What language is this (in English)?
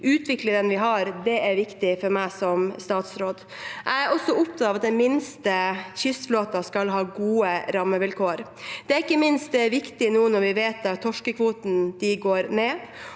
Norwegian